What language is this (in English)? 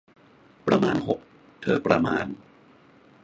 Thai